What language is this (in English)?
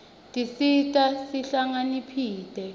Swati